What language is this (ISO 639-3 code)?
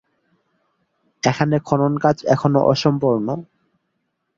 ben